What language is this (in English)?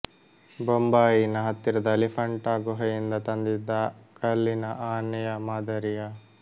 Kannada